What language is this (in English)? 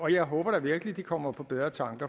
Danish